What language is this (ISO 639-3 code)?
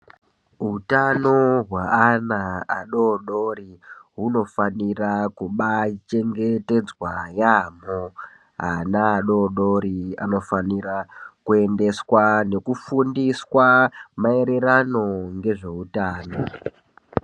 ndc